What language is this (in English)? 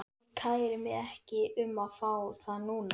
Icelandic